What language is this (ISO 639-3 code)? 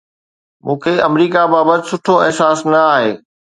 snd